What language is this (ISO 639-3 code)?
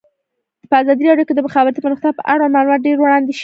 pus